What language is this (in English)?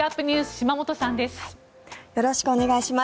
Japanese